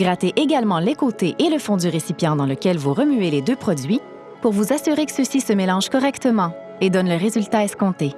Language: French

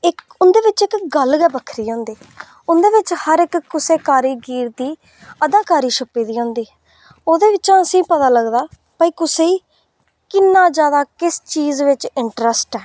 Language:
Dogri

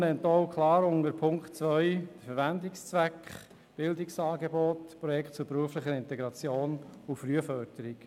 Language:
Swiss German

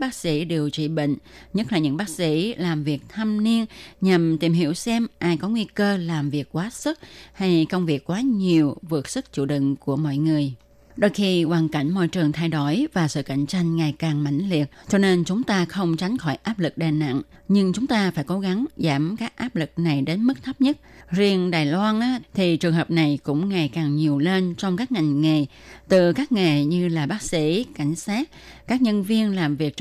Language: Vietnamese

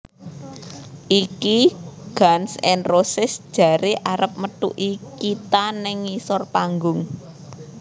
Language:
Javanese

